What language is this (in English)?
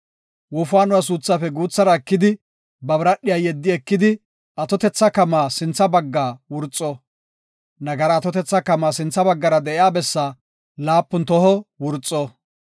Gofa